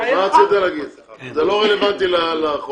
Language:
Hebrew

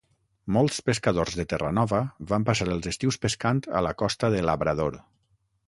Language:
Catalan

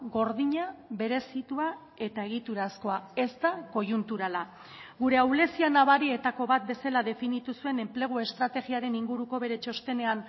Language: Basque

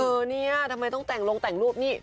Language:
Thai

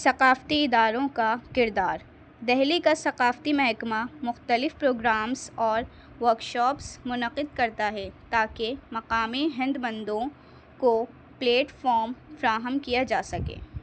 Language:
Urdu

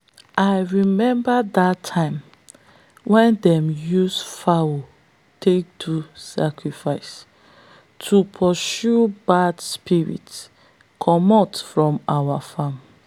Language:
Nigerian Pidgin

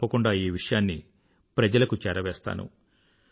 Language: Telugu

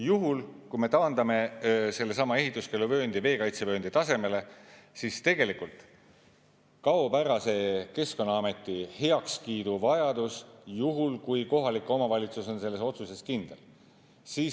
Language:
Estonian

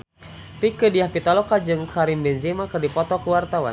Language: Sundanese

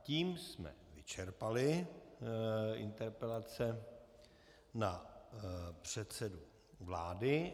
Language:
Czech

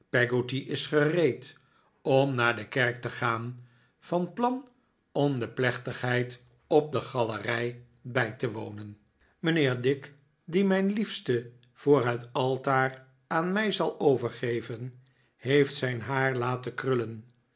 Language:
Dutch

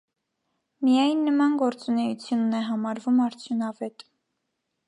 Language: Armenian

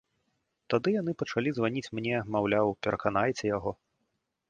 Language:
Belarusian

